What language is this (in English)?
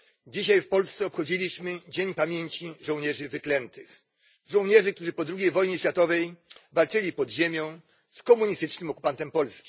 Polish